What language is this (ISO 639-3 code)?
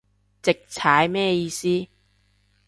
yue